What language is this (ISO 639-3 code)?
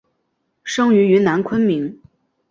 zho